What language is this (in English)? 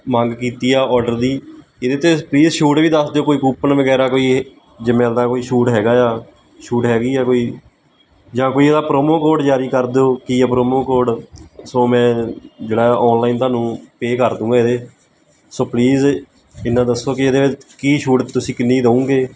Punjabi